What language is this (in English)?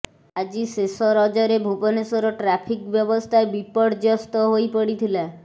Odia